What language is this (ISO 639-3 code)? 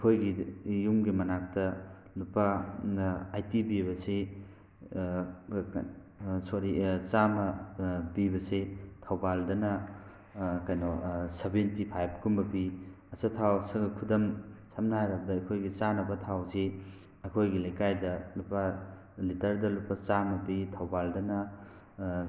mni